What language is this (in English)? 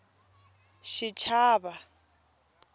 Tsonga